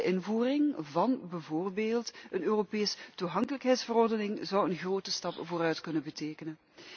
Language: Dutch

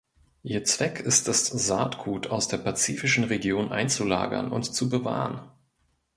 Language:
German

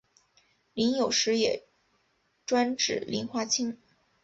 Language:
Chinese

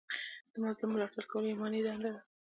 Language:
Pashto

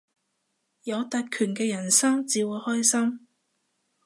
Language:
Cantonese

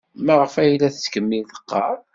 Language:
Kabyle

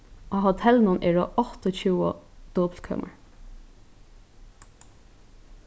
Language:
Faroese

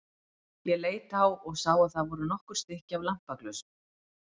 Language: Icelandic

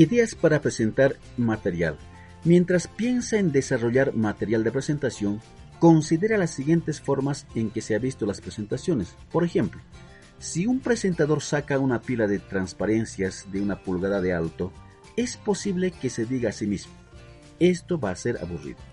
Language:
Spanish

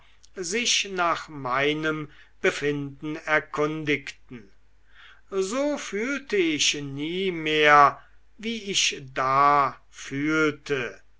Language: German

